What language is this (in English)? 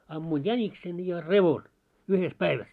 Finnish